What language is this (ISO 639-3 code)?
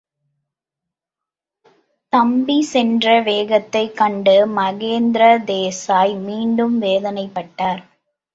tam